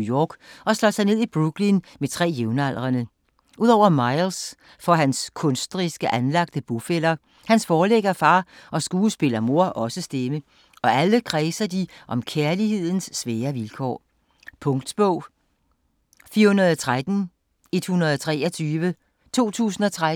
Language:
Danish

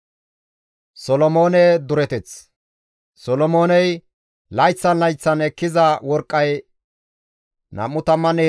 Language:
Gamo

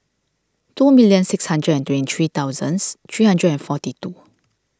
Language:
English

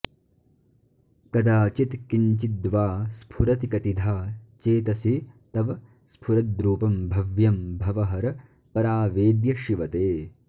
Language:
Sanskrit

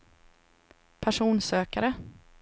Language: Swedish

